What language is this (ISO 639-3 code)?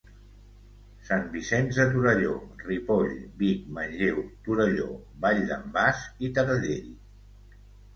cat